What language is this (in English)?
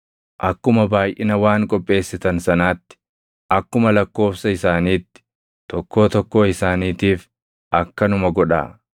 Oromo